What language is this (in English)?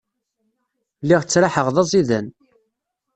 Kabyle